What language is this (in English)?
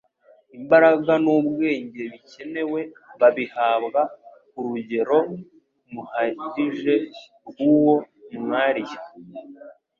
Kinyarwanda